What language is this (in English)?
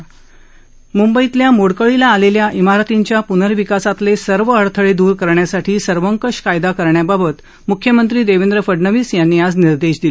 Marathi